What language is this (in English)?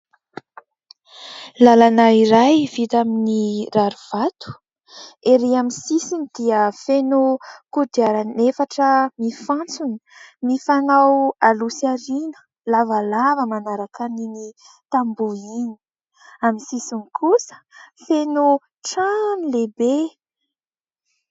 Malagasy